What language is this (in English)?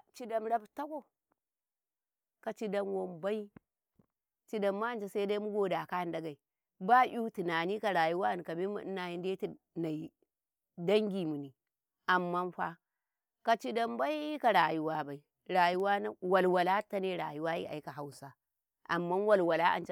Karekare